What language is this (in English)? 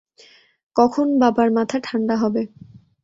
Bangla